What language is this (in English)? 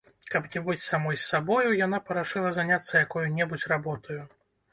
Belarusian